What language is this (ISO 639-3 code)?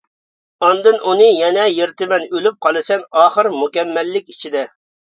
uig